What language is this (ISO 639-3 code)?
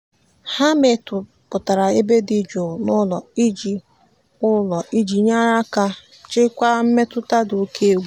ibo